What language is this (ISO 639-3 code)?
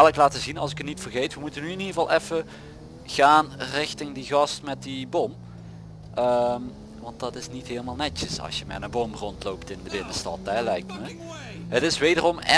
nld